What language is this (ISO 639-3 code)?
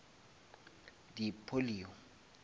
nso